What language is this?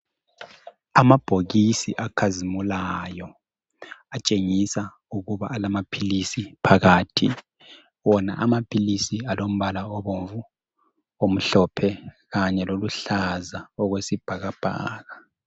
North Ndebele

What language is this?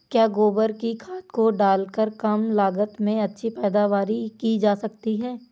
Hindi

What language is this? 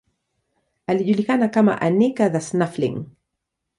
Swahili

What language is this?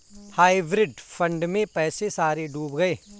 Hindi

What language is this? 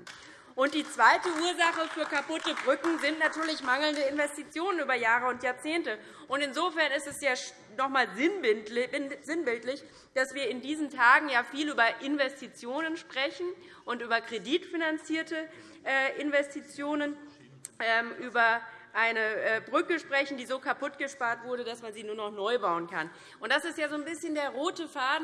German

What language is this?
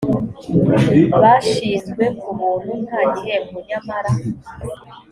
Kinyarwanda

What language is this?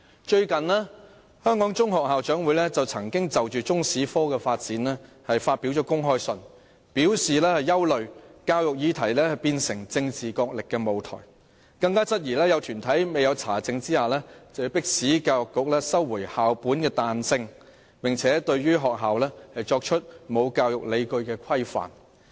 Cantonese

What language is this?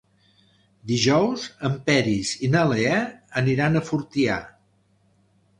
Catalan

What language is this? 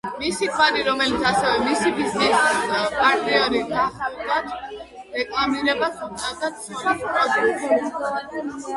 Georgian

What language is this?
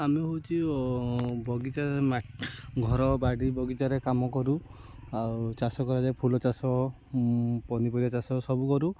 Odia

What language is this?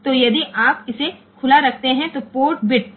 Gujarati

